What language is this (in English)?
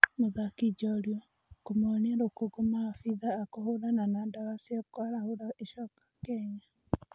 Kikuyu